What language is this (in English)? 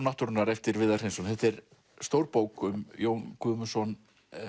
Icelandic